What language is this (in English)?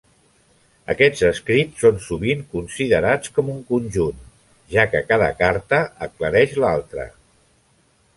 Catalan